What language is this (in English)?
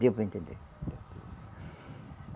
Portuguese